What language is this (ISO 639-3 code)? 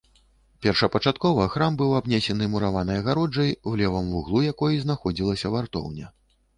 bel